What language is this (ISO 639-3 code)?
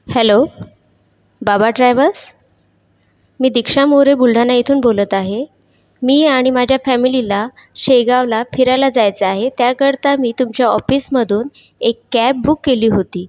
mar